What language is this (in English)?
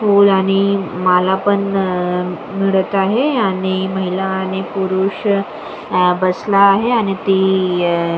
Marathi